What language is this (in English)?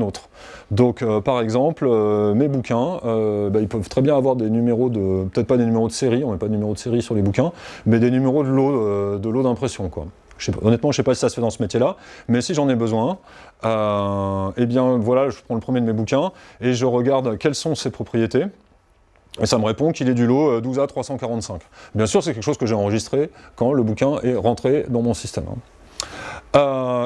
French